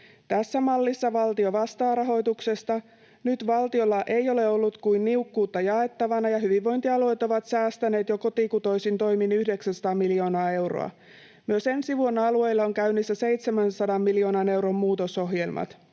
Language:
Finnish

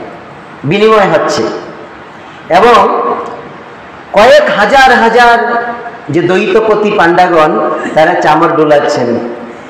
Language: Hindi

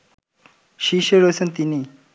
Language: Bangla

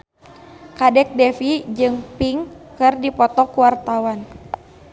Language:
Sundanese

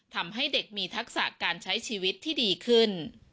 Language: Thai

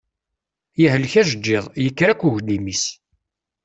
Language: Kabyle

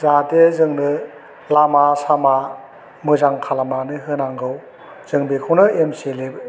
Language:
Bodo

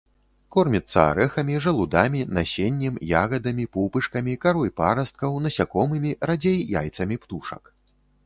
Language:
Belarusian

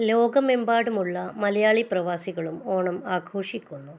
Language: Malayalam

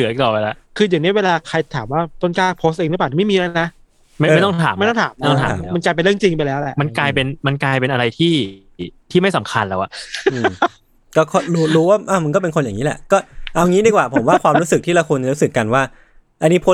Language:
Thai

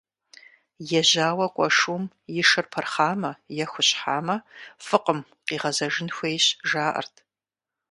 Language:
Kabardian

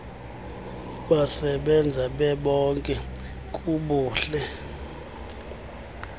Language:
Xhosa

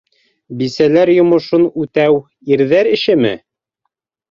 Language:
Bashkir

